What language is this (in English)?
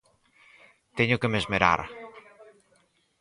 Galician